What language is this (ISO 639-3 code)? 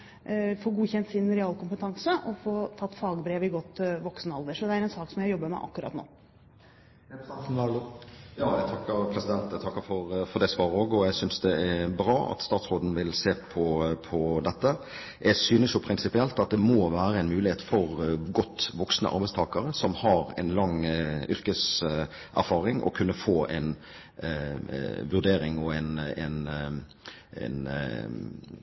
nob